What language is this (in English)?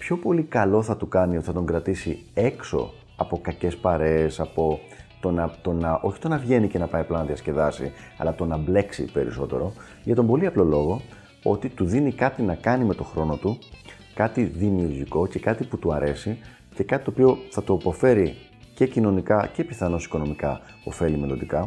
Greek